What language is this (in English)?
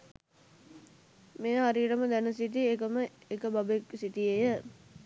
Sinhala